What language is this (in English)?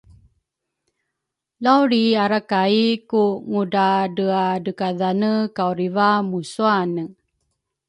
Rukai